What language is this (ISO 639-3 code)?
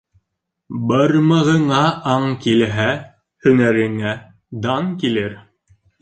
bak